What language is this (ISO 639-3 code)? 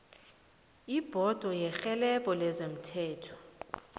nbl